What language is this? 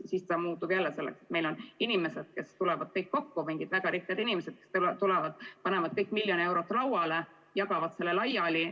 Estonian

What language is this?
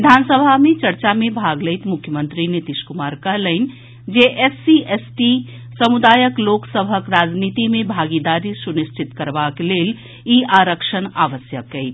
Maithili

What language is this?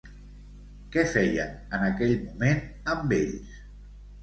Catalan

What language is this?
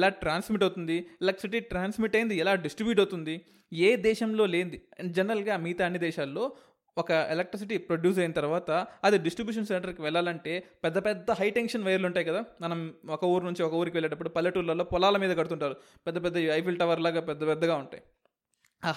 Telugu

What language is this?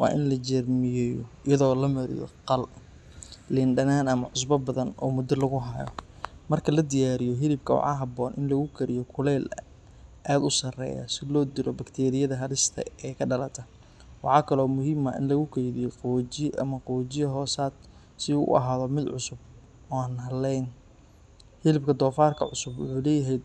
Somali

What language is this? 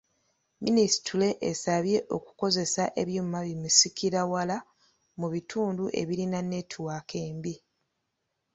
Ganda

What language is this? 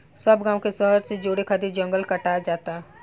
Bhojpuri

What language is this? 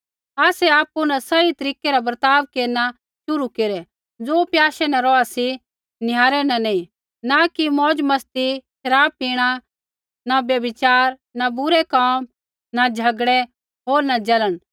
Kullu Pahari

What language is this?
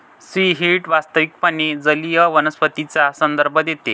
Marathi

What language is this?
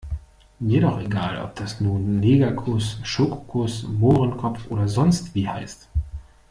German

